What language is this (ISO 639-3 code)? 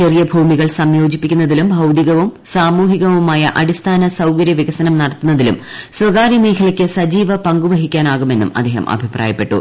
mal